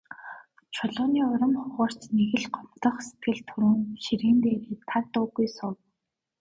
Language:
Mongolian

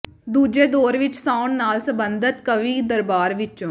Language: Punjabi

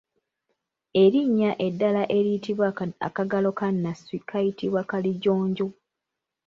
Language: Ganda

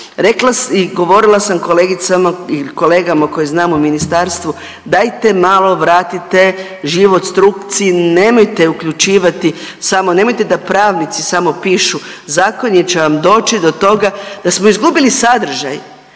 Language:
Croatian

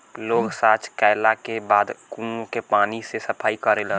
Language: Bhojpuri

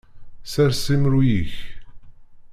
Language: Kabyle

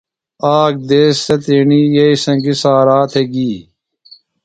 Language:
Phalura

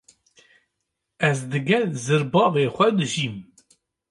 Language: Kurdish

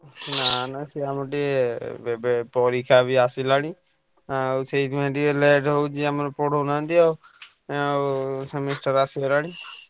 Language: Odia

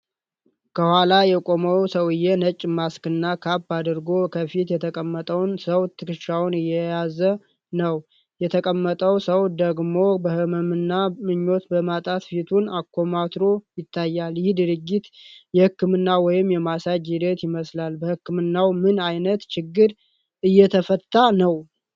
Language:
Amharic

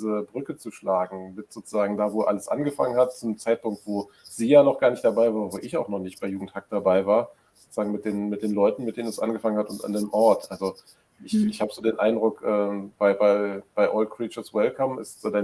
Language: German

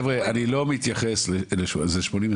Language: Hebrew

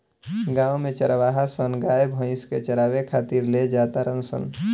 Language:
Bhojpuri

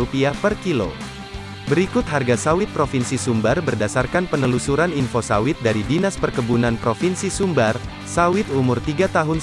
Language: Indonesian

